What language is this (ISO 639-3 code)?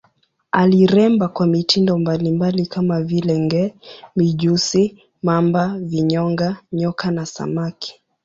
swa